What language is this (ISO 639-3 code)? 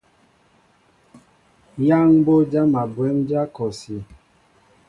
mbo